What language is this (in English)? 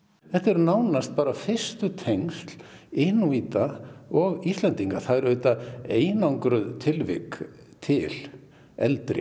Icelandic